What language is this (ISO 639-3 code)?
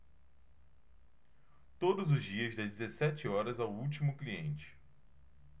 por